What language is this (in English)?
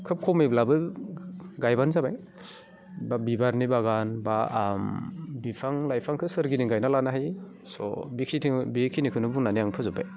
Bodo